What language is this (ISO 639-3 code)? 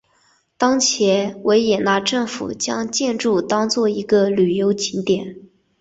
zho